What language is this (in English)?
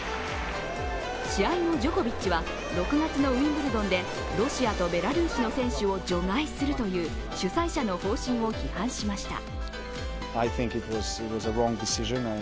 Japanese